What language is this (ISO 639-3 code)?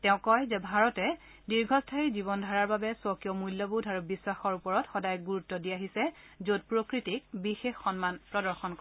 asm